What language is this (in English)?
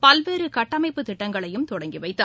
Tamil